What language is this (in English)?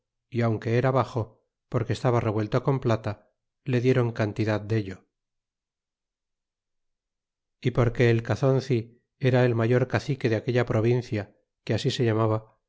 Spanish